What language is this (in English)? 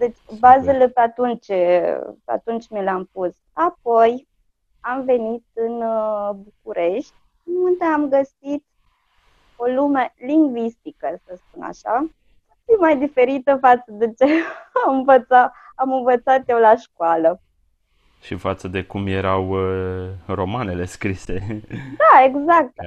Romanian